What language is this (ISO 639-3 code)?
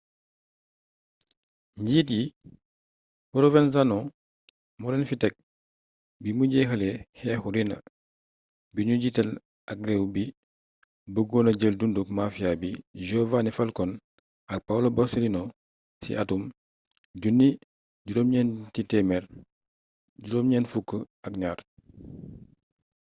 wol